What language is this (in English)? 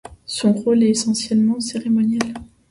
French